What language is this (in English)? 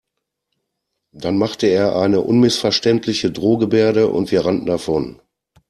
German